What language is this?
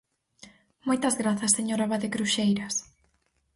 Galician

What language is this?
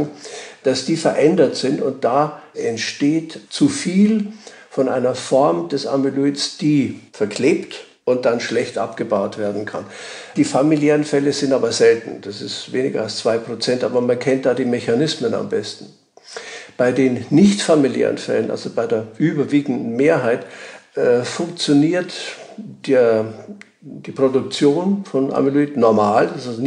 German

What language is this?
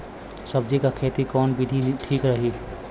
Bhojpuri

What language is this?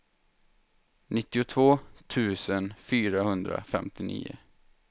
Swedish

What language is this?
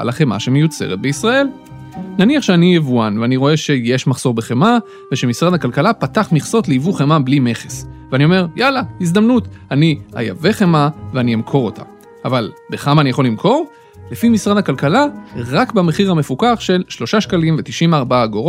Hebrew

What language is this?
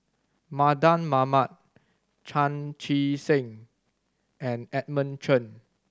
English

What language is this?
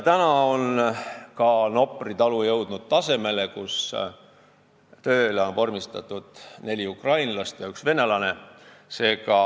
Estonian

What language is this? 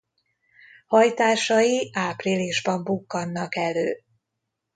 Hungarian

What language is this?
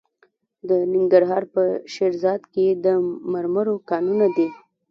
Pashto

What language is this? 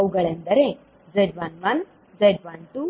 Kannada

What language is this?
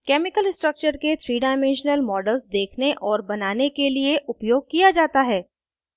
Hindi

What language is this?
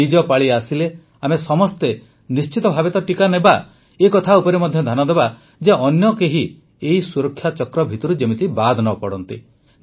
Odia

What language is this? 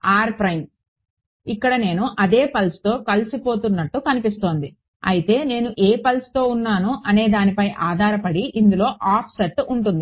Telugu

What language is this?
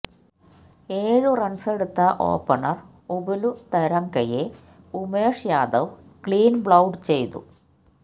Malayalam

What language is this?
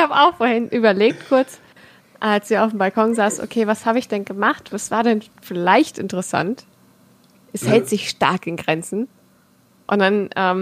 German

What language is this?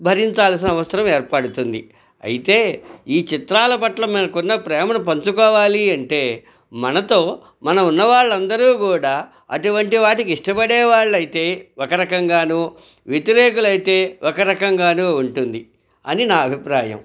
Telugu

